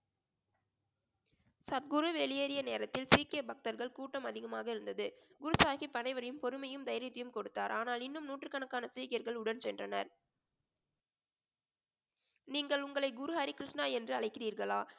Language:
Tamil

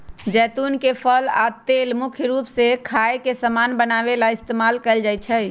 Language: Magahi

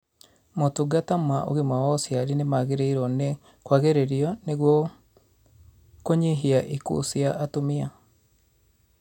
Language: Kikuyu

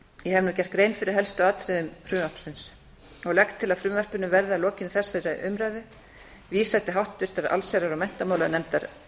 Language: Icelandic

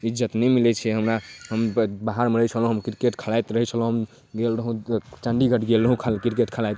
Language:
Maithili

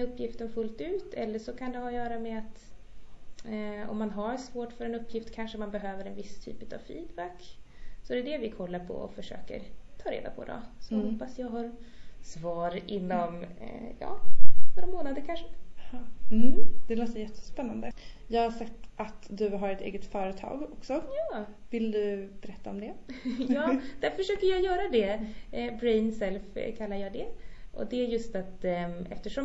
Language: Swedish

